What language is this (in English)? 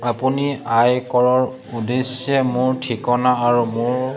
Assamese